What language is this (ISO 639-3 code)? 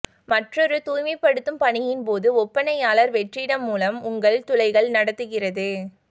tam